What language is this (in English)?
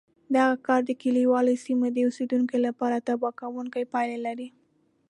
Pashto